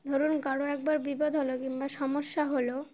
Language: Bangla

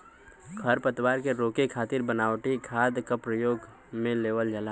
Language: Bhojpuri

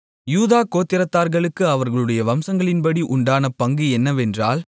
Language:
Tamil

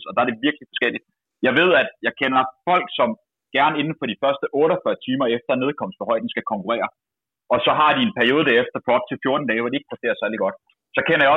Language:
Danish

